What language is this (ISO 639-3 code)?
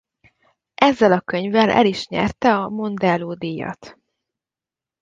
hun